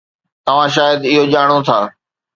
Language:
Sindhi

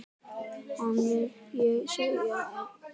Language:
Icelandic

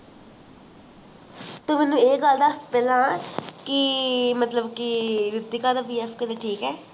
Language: Punjabi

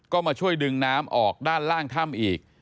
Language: Thai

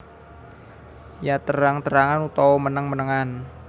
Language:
Javanese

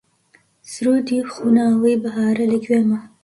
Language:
Central Kurdish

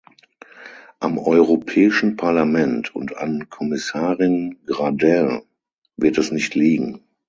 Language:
German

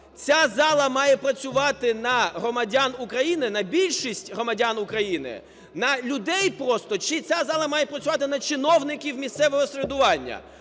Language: Ukrainian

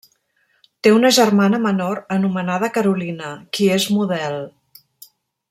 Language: Catalan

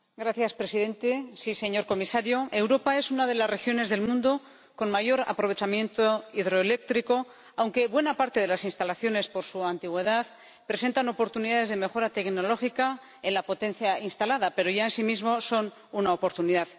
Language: Spanish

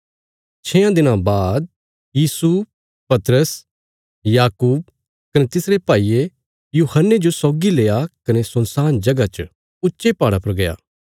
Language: Bilaspuri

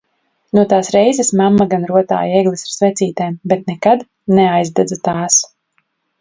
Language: Latvian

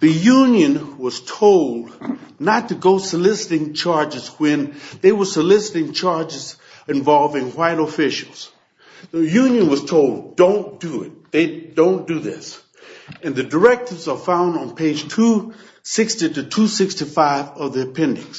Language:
English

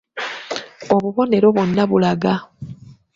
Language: Ganda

